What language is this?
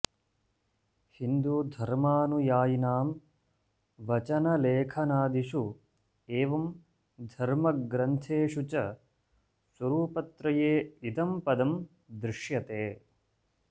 Sanskrit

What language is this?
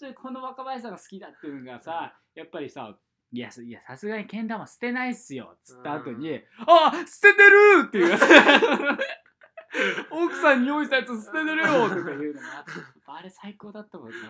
Japanese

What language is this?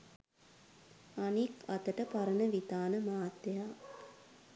Sinhala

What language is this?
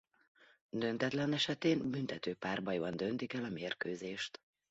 Hungarian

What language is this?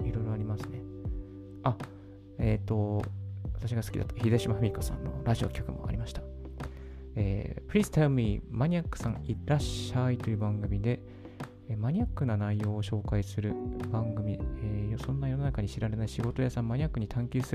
Japanese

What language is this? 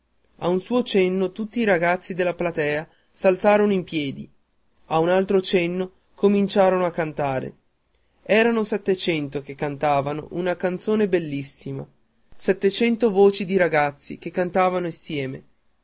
Italian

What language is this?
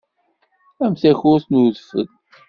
Kabyle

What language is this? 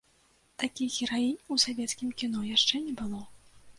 Belarusian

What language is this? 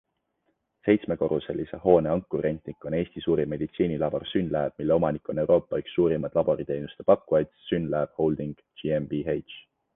Estonian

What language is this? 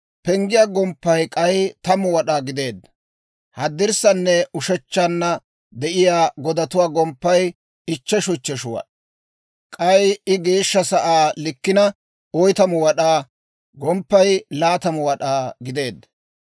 Dawro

